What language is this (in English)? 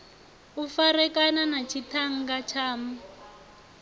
Venda